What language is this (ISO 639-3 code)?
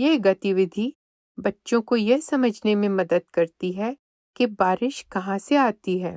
hin